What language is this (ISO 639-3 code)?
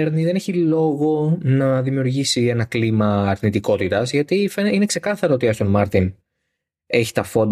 ell